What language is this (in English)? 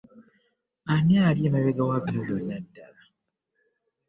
Ganda